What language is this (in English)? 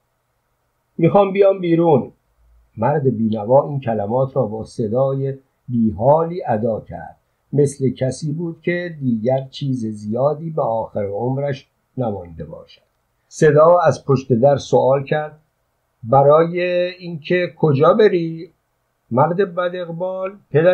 Persian